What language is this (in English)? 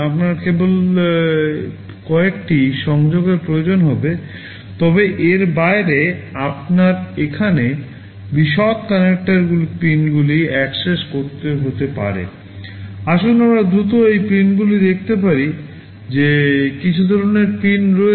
Bangla